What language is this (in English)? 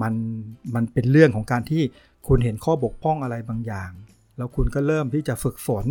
Thai